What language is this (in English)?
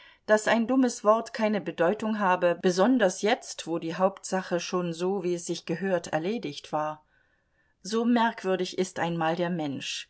German